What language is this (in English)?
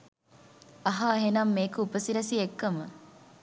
Sinhala